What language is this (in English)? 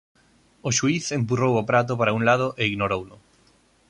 Galician